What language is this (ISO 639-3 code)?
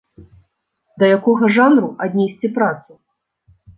bel